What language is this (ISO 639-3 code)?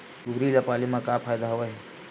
hne